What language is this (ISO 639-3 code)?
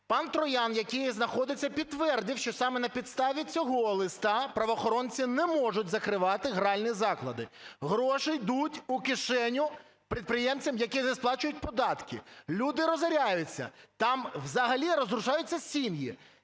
ukr